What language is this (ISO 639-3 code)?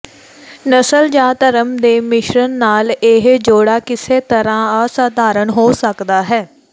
pan